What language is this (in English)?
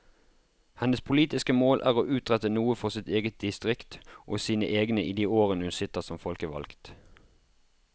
Norwegian